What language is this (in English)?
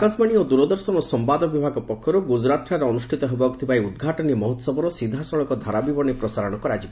Odia